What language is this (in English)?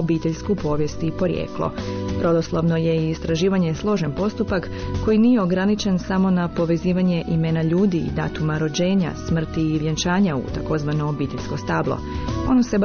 Croatian